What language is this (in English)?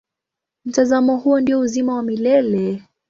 Swahili